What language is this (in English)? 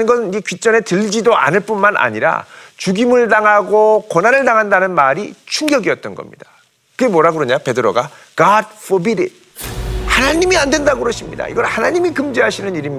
Korean